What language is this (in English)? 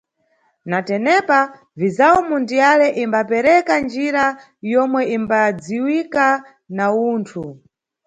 Nyungwe